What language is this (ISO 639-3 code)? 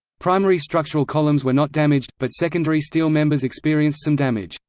eng